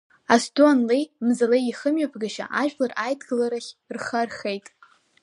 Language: Abkhazian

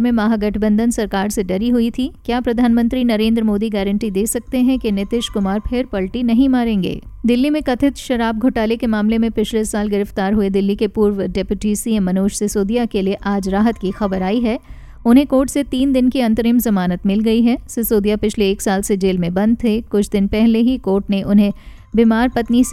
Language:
Hindi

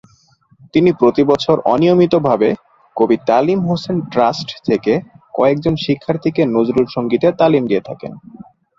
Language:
Bangla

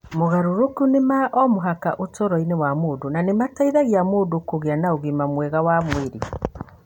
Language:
Kikuyu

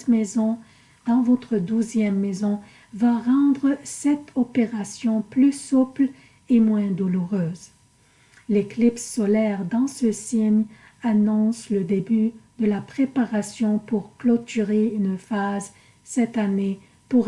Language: French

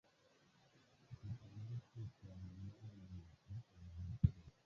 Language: Swahili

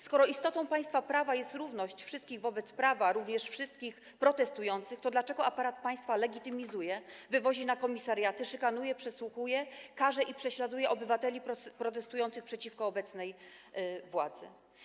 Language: Polish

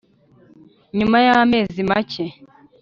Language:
Kinyarwanda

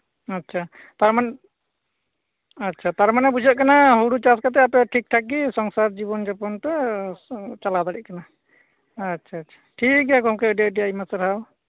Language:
Santali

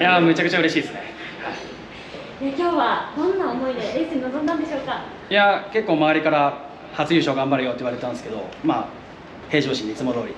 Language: Japanese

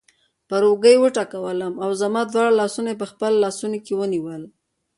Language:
Pashto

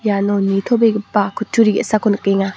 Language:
Garo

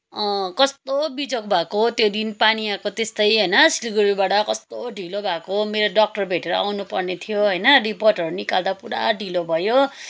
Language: Nepali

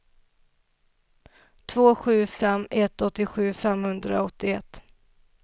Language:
Swedish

